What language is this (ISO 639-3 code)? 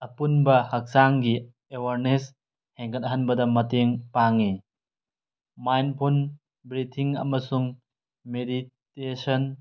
mni